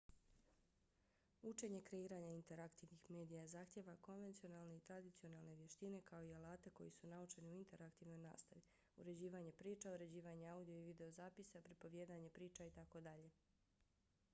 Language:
Bosnian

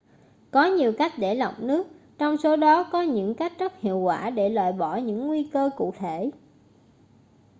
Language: Vietnamese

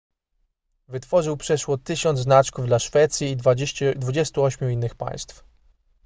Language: Polish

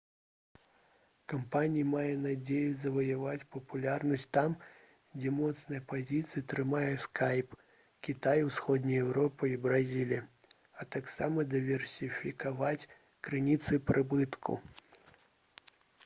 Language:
Belarusian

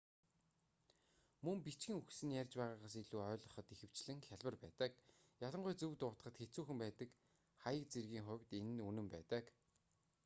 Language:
Mongolian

